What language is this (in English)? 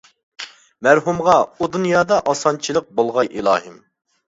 Uyghur